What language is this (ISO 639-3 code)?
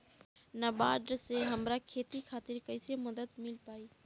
bho